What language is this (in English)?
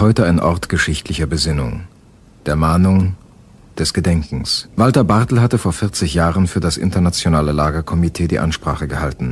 German